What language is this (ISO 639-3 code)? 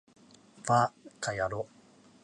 jpn